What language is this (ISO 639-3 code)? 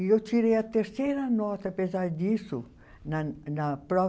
por